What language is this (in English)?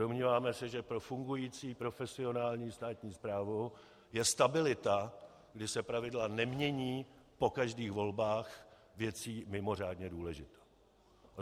Czech